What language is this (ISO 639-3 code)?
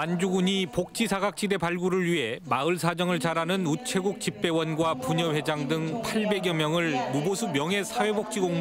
kor